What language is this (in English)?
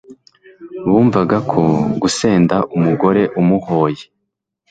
Kinyarwanda